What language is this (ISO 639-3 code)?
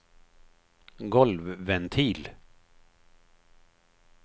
swe